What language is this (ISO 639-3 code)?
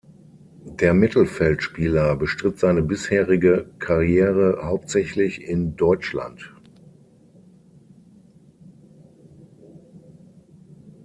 deu